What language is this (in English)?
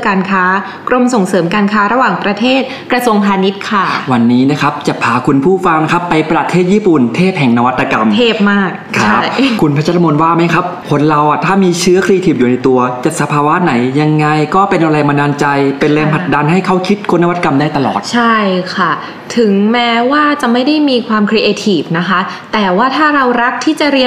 Thai